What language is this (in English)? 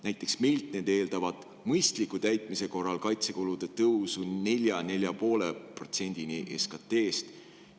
Estonian